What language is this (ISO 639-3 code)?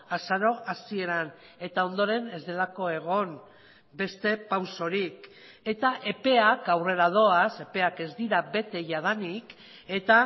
eus